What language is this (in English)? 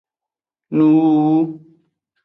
Aja (Benin)